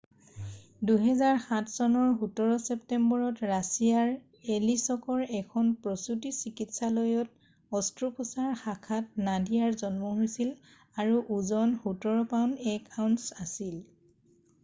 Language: Assamese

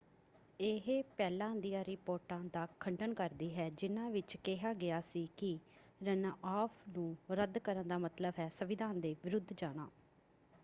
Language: Punjabi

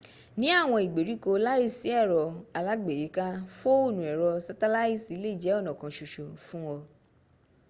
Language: Yoruba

